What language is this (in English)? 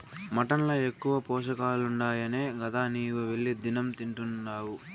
Telugu